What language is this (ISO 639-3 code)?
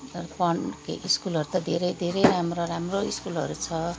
nep